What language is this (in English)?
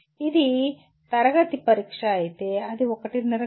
Telugu